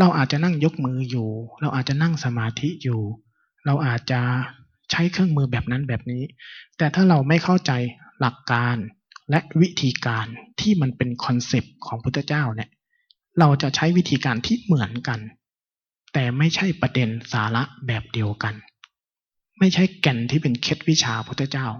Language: Thai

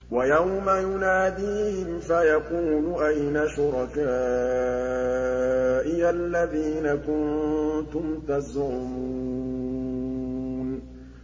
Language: Arabic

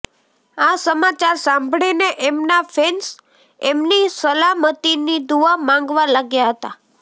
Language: Gujarati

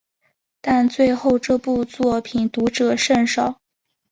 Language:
Chinese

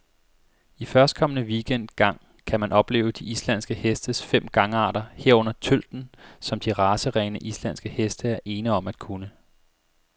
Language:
Danish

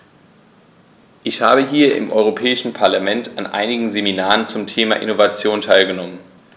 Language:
German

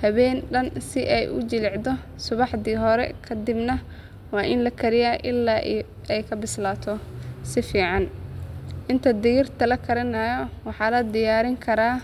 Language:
Somali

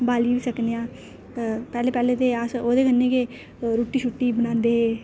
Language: Dogri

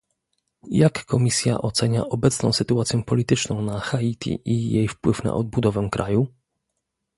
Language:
Polish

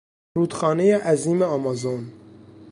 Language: Persian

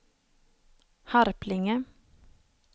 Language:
Swedish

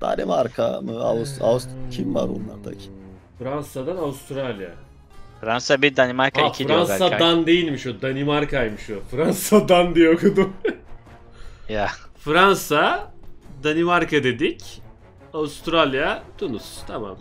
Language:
Turkish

